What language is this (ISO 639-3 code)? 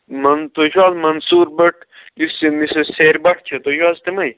kas